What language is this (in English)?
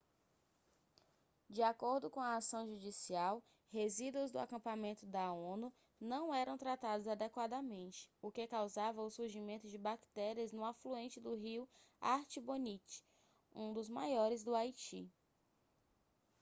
Portuguese